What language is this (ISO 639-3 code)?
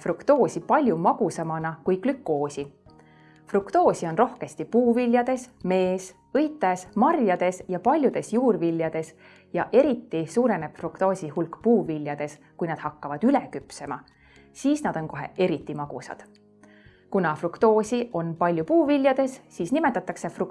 est